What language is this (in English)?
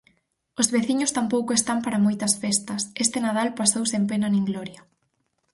Galician